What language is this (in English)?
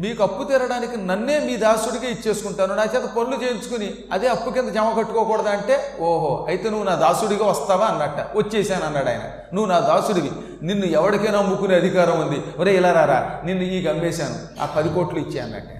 Telugu